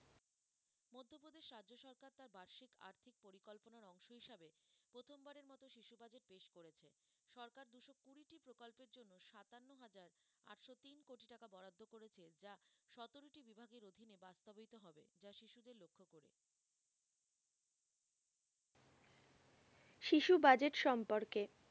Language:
Bangla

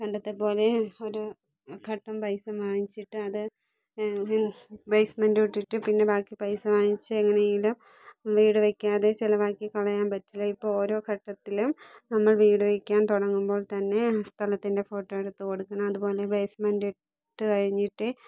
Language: Malayalam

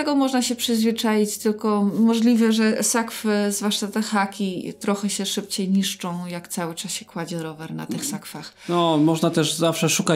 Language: Polish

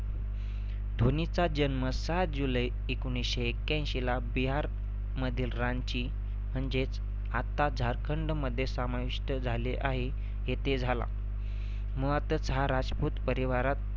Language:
Marathi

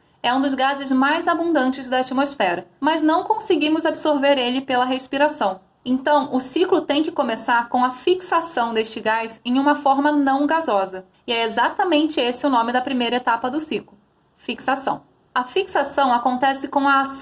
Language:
Portuguese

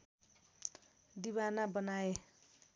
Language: Nepali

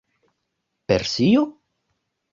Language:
Esperanto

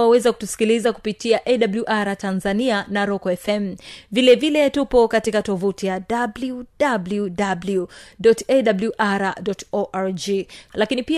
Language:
Swahili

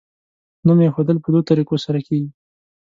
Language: Pashto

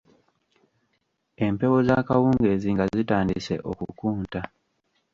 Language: Ganda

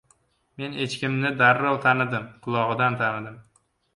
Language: Uzbek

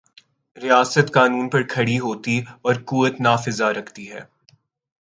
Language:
Urdu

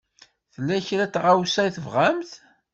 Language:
Kabyle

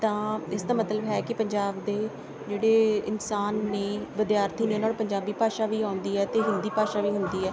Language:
Punjabi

